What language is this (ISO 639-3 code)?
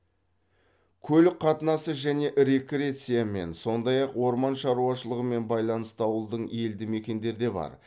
kaz